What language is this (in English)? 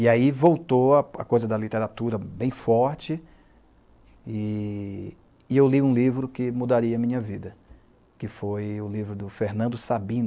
Portuguese